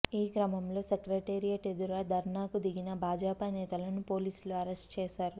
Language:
Telugu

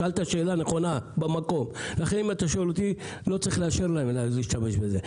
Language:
Hebrew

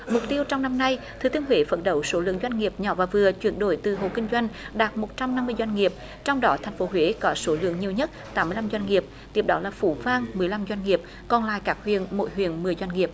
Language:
Vietnamese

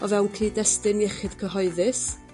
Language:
Welsh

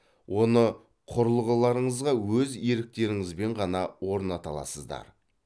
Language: Kazakh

